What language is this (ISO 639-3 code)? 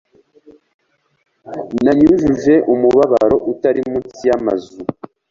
kin